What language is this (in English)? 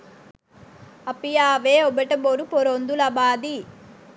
Sinhala